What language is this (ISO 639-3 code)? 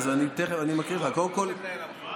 heb